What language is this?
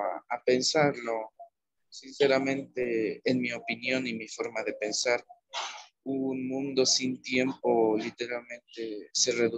Spanish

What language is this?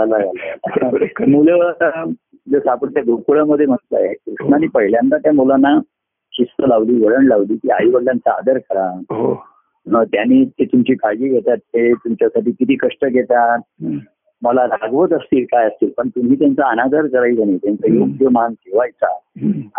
Marathi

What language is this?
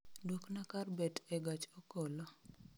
Luo (Kenya and Tanzania)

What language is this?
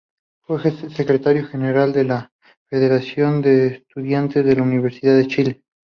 Spanish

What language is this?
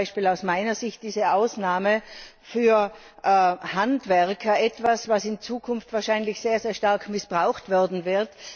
German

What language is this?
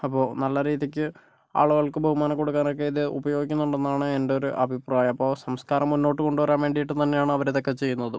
Malayalam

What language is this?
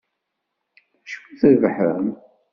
Kabyle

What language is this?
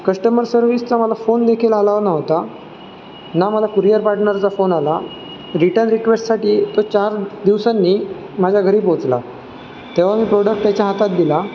Marathi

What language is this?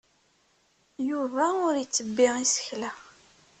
Kabyle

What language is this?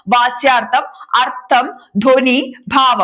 Malayalam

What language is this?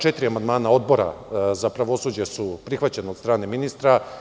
Serbian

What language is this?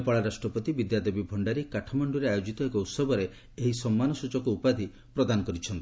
Odia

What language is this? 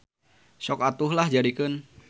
Sundanese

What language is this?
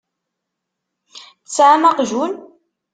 Kabyle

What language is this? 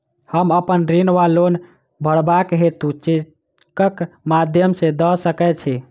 Maithili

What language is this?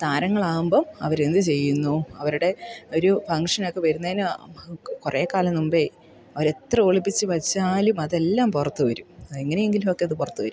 Malayalam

